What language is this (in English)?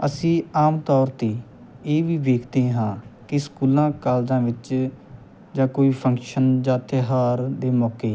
Punjabi